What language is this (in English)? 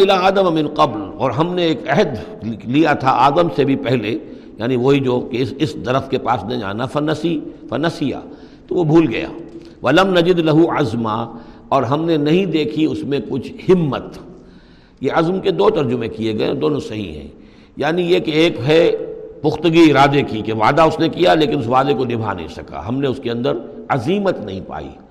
Urdu